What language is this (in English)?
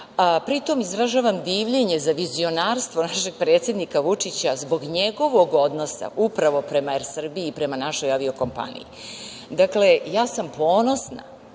Serbian